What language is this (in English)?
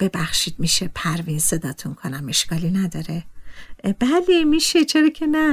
Persian